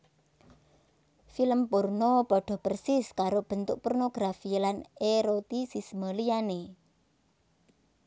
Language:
Javanese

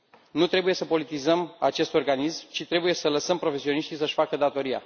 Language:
Romanian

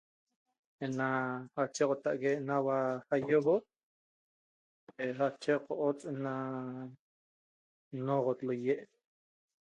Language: Toba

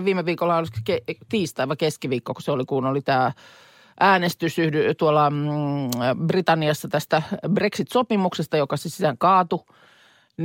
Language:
Finnish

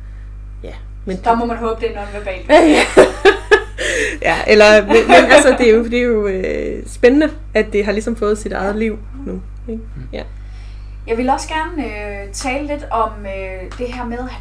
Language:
Danish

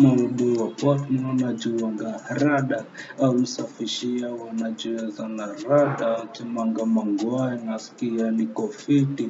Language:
Afrikaans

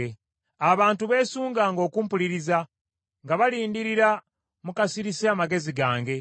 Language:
Ganda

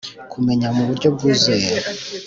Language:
Kinyarwanda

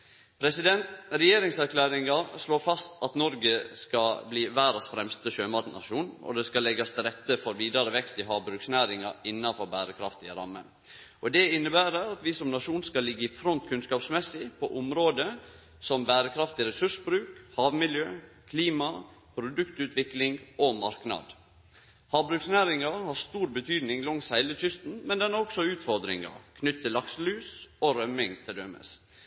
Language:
Norwegian Nynorsk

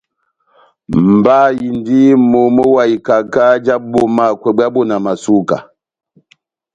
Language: Batanga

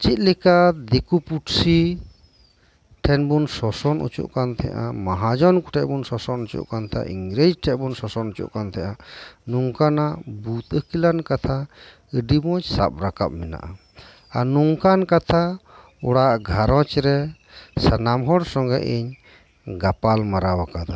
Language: Santali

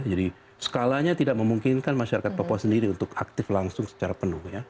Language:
Indonesian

